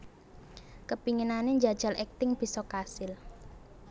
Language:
Javanese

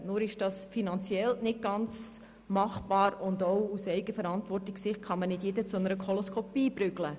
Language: Swiss German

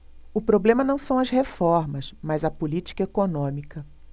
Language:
Portuguese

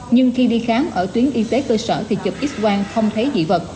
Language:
Vietnamese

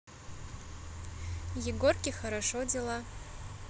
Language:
Russian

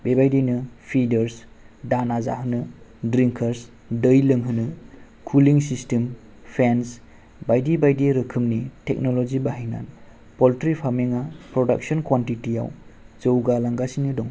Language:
Bodo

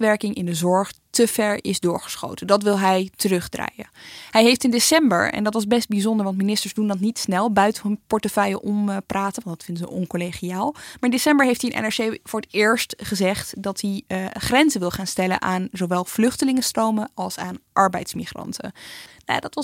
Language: Dutch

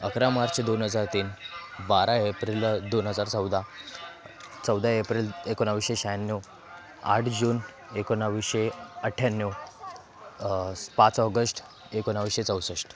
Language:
Marathi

